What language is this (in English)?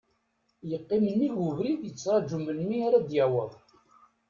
Kabyle